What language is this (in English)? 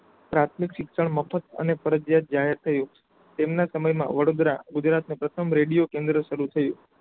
Gujarati